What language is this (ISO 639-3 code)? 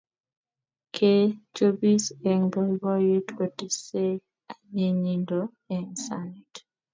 kln